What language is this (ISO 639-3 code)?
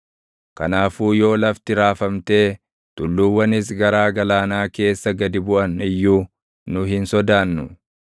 orm